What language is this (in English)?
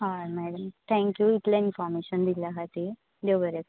Konkani